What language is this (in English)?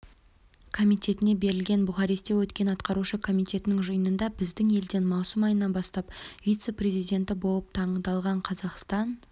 Kazakh